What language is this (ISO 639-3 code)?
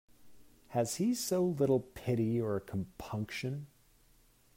eng